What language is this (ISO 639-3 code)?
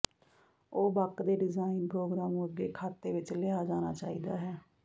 pan